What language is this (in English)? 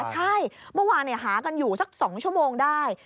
Thai